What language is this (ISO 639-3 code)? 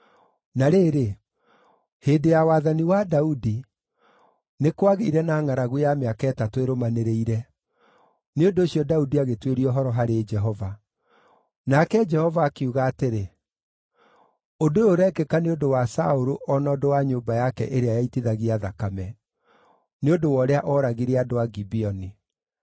kik